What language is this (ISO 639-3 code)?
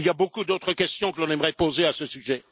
fra